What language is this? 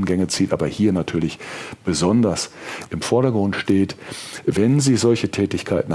German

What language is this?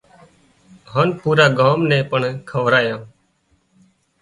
Wadiyara Koli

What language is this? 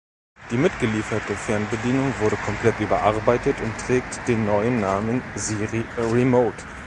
German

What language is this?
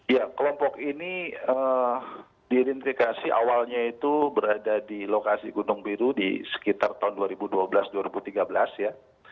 Indonesian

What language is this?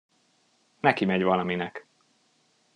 Hungarian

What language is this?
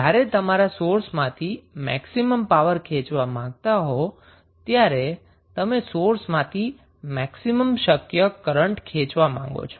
Gujarati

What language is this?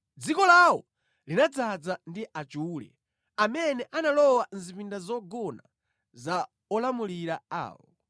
Nyanja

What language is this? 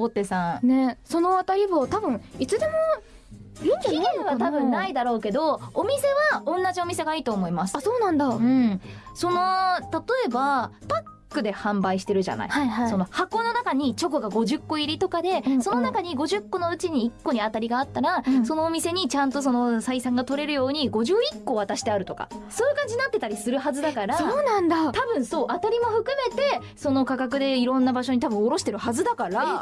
Japanese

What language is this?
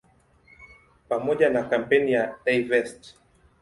Swahili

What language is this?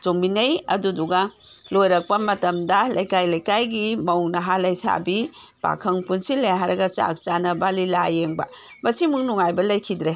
Manipuri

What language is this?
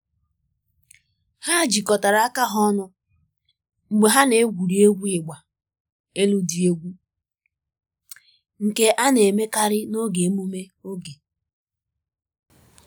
Igbo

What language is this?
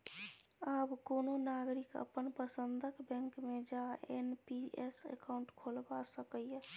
Maithili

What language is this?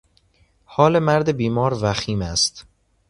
Persian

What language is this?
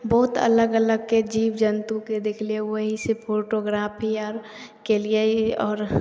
Maithili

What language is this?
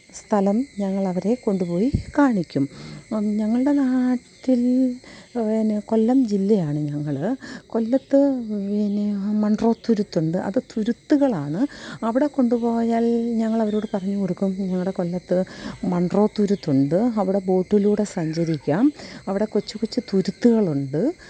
Malayalam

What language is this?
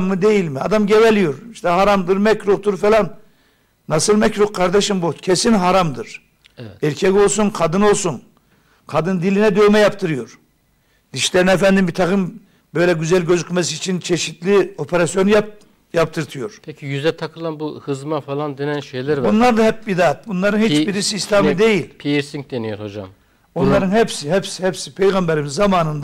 Turkish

